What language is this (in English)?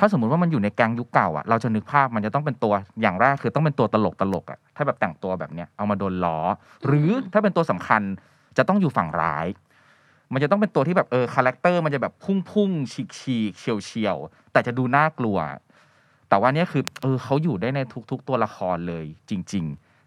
Thai